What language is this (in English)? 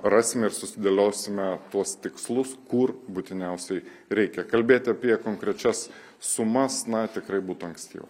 Lithuanian